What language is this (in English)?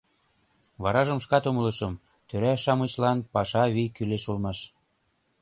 Mari